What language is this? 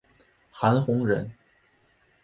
Chinese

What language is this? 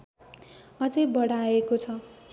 Nepali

